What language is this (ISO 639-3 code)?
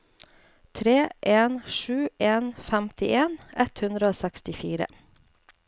nor